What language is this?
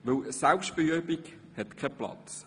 Swiss German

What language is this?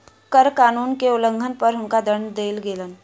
Maithili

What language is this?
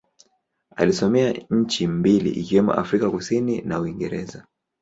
Swahili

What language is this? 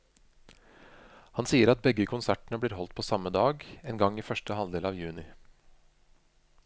Norwegian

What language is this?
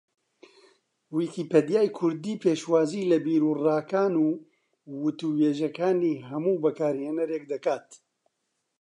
Central Kurdish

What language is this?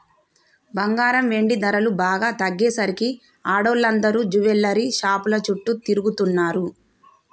Telugu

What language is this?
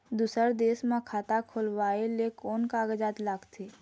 Chhattisgarhi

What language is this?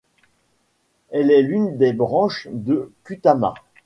French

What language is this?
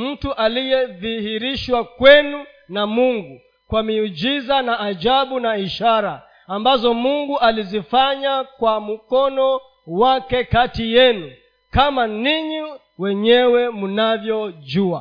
Swahili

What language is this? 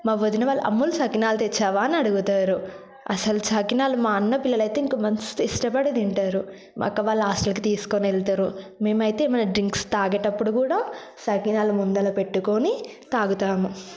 Telugu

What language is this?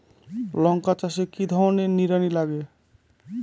Bangla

